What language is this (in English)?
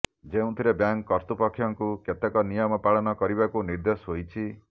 Odia